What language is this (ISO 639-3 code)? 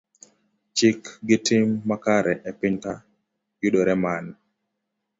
luo